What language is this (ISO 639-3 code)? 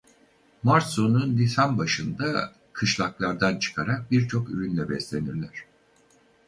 tur